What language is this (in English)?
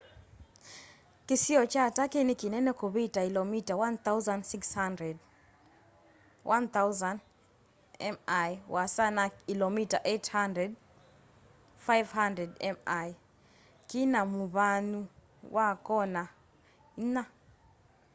Kamba